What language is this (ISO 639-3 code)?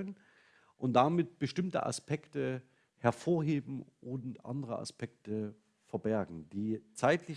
deu